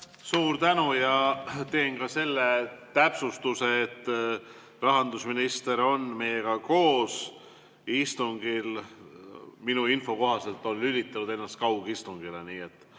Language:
Estonian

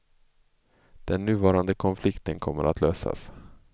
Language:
Swedish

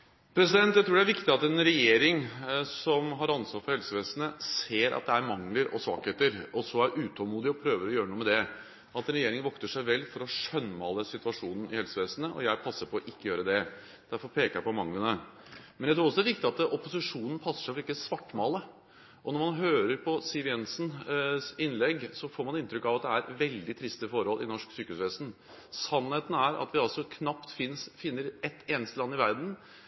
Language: Norwegian Bokmål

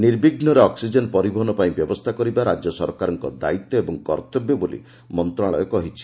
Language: Odia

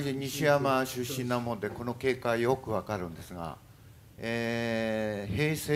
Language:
Japanese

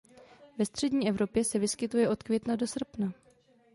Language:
Czech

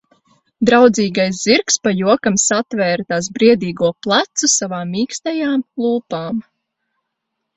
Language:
Latvian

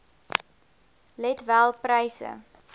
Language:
Afrikaans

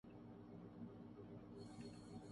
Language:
Urdu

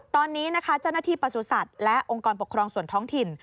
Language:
Thai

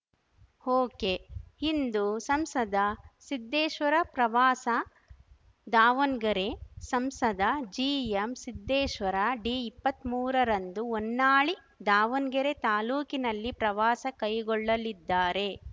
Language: Kannada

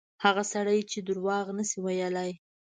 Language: Pashto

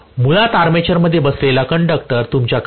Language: Marathi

